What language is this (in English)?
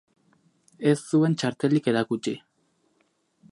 Basque